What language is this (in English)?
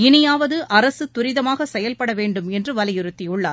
Tamil